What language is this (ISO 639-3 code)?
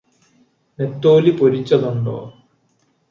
mal